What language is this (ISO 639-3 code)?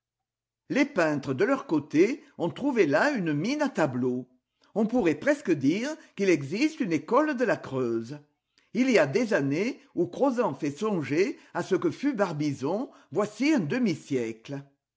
fra